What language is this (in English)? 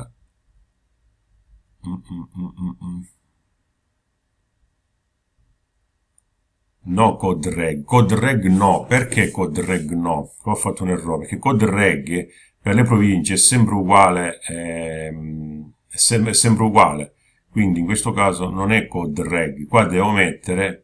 Italian